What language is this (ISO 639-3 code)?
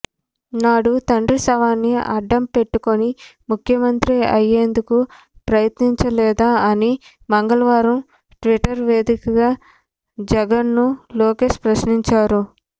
tel